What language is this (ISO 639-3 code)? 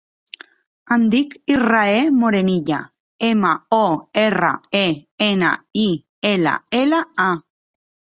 cat